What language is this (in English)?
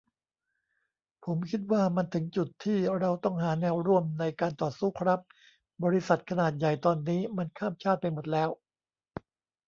Thai